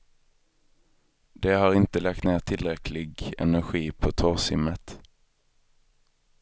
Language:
Swedish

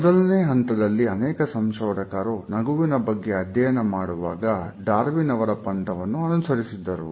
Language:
Kannada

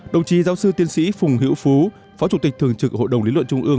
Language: Vietnamese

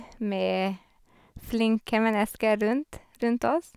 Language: Norwegian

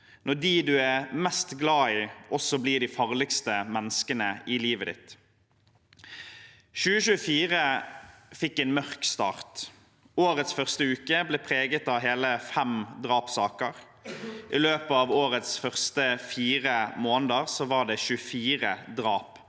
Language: Norwegian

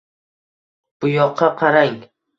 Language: Uzbek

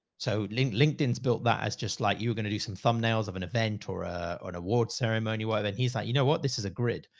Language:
English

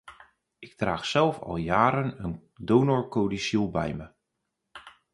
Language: Dutch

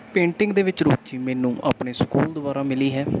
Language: Punjabi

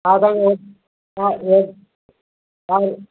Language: Sindhi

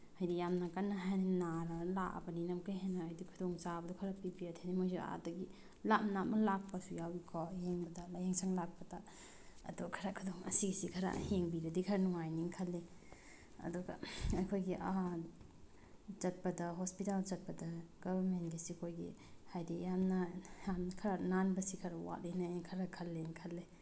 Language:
Manipuri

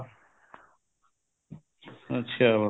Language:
Punjabi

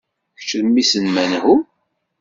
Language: Kabyle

